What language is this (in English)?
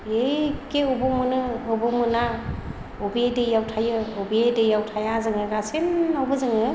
Bodo